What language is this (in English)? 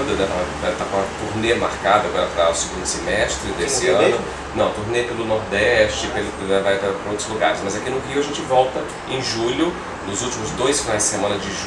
Portuguese